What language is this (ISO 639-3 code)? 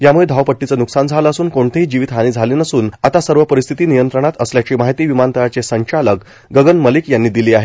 mar